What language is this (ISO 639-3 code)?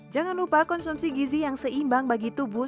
ind